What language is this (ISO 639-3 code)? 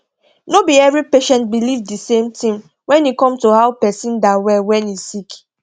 pcm